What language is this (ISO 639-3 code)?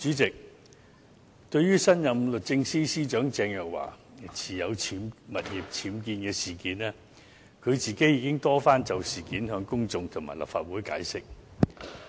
yue